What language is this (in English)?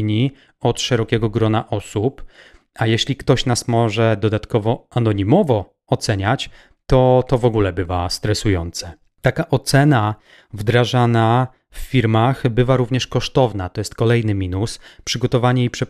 Polish